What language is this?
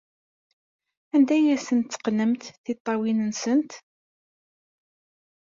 Kabyle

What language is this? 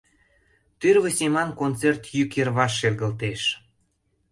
Mari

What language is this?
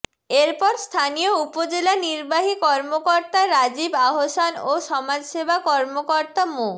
Bangla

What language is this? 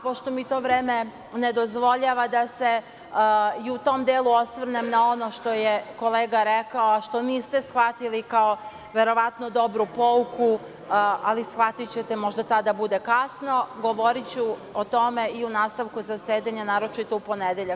Serbian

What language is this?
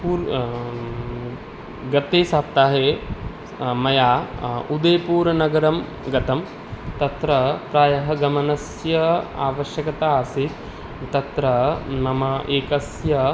Sanskrit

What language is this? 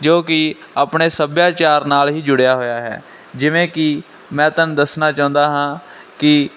Punjabi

